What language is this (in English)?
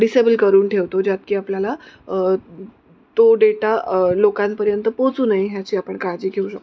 Marathi